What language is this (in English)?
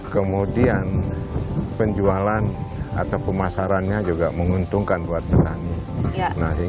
Indonesian